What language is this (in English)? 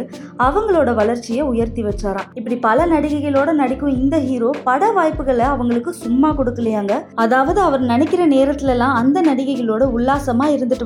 Tamil